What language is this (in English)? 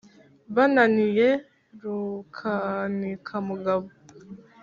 Kinyarwanda